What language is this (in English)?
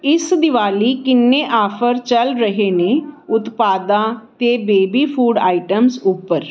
Punjabi